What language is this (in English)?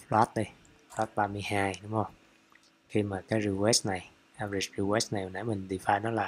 Vietnamese